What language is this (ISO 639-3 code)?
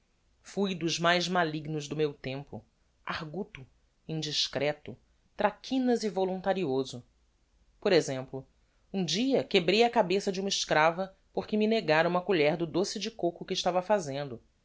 por